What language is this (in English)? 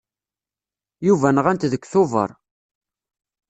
Kabyle